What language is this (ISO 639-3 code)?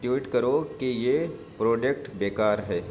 urd